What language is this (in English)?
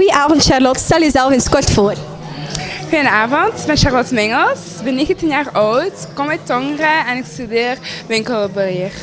Dutch